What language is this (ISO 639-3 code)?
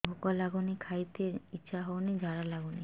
ori